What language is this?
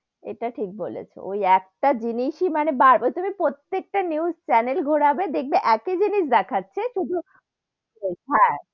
Bangla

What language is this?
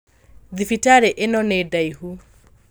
Kikuyu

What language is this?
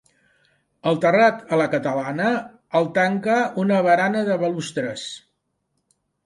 Catalan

